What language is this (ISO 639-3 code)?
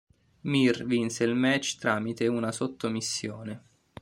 ita